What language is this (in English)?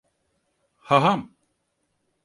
Turkish